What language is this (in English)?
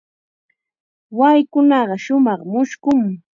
Chiquián Ancash Quechua